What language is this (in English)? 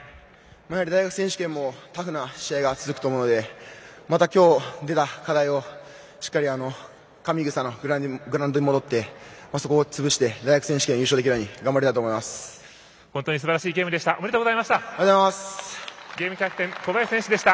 Japanese